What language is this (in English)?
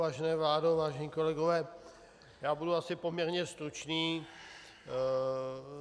Czech